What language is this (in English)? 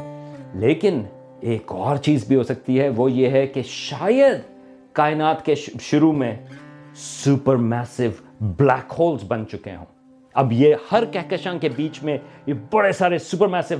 Urdu